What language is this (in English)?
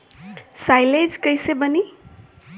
Bhojpuri